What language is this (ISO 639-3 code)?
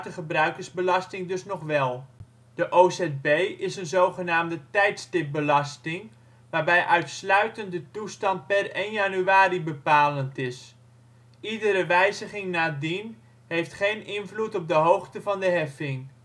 nld